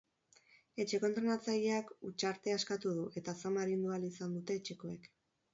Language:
Basque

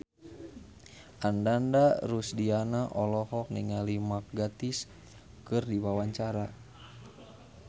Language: Sundanese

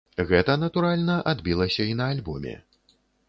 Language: Belarusian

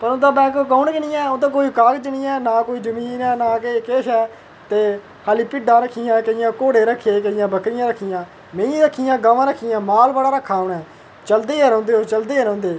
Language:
Dogri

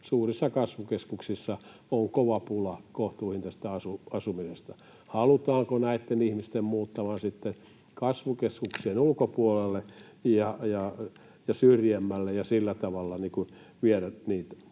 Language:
Finnish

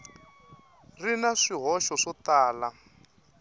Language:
Tsonga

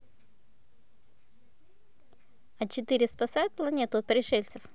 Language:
Russian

